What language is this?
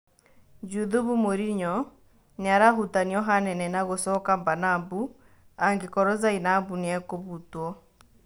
Kikuyu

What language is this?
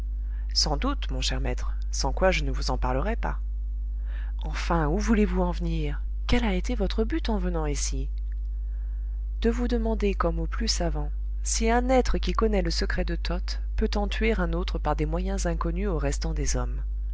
French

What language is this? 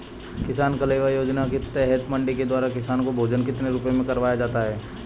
Hindi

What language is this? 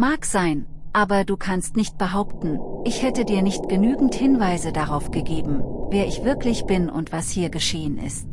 German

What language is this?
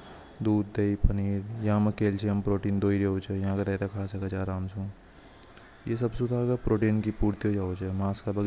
Hadothi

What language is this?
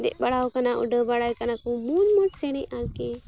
Santali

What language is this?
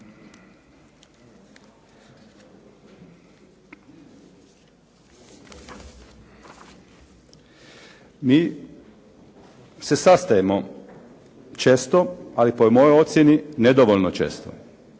Croatian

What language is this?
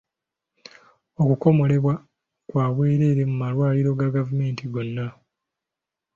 Ganda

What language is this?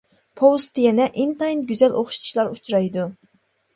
Uyghur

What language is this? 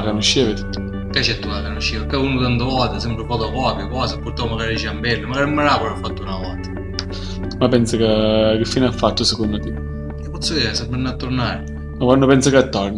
Italian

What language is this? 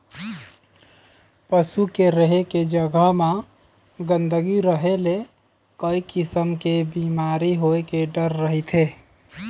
Chhattisgarhi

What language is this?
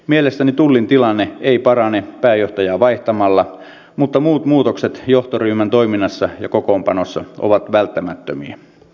Finnish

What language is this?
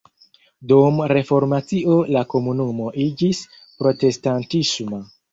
Esperanto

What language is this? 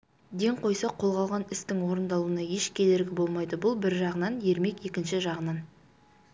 Kazakh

